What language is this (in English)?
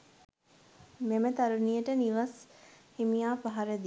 Sinhala